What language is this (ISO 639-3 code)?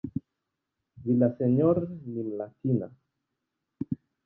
swa